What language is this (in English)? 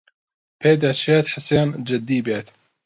Central Kurdish